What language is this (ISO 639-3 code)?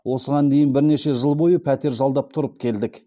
kaz